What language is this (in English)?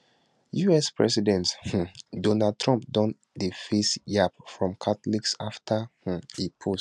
Nigerian Pidgin